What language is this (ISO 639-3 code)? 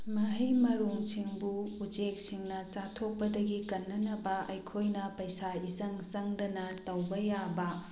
mni